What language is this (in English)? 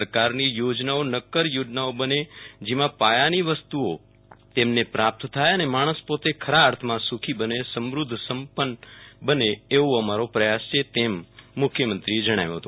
Gujarati